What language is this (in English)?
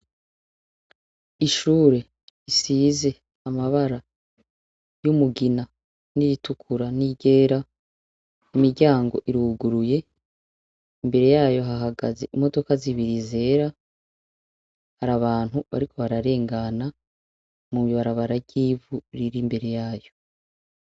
Rundi